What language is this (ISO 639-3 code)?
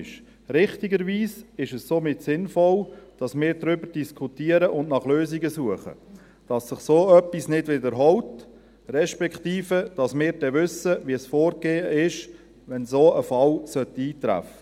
gsw